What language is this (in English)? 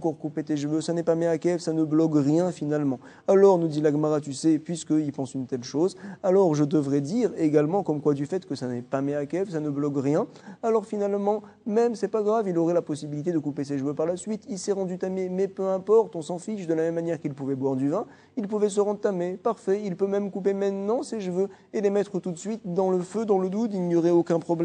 French